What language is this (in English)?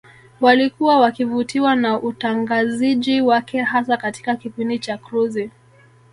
Swahili